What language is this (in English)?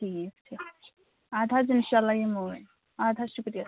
Kashmiri